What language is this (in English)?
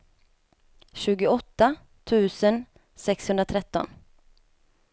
Swedish